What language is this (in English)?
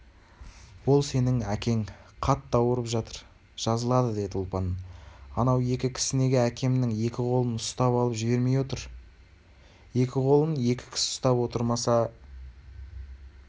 Kazakh